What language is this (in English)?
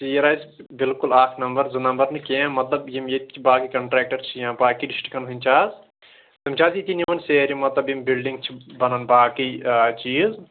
Kashmiri